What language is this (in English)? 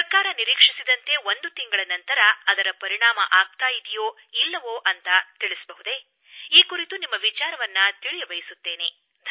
Kannada